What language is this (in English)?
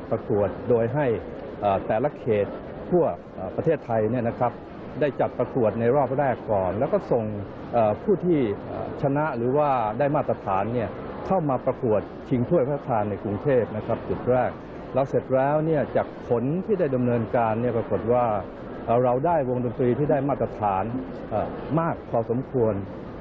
Thai